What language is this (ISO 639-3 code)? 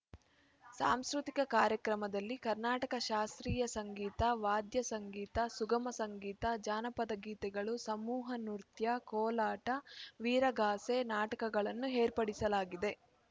kan